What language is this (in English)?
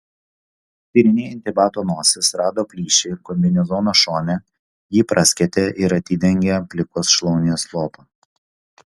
Lithuanian